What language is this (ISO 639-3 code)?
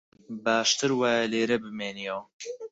ckb